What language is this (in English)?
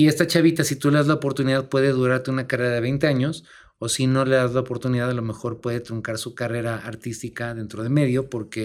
Spanish